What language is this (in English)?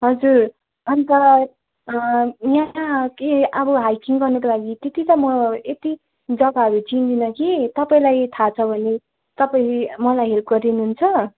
Nepali